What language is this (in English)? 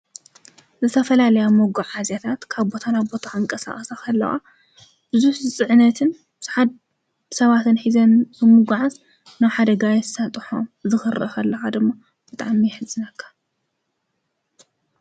Tigrinya